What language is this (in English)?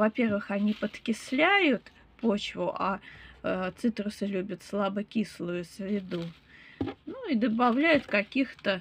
Russian